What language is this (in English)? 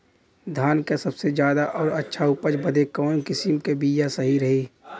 Bhojpuri